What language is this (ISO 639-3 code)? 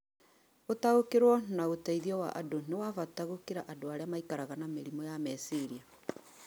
kik